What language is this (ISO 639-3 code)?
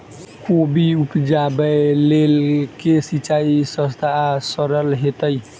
mai